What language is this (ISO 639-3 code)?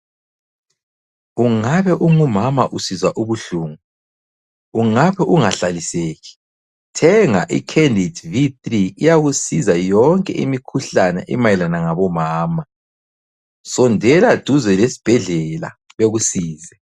nde